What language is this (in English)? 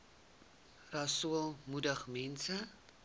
Afrikaans